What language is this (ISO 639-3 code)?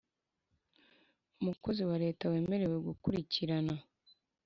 kin